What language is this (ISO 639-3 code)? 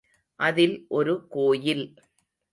tam